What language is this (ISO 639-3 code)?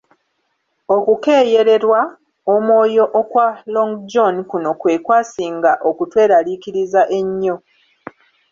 lug